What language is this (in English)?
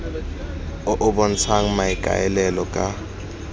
Tswana